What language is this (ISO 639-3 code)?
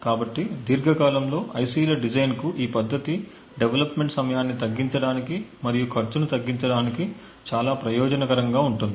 tel